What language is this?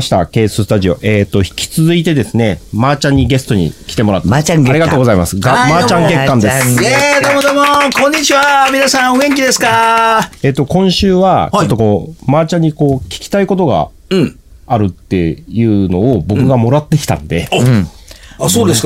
Japanese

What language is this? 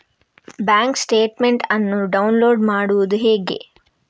Kannada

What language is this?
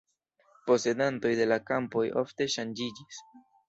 Esperanto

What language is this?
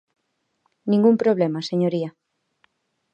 Galician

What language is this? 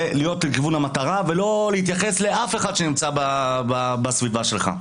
Hebrew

